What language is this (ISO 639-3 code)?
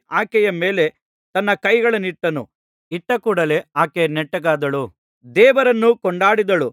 kan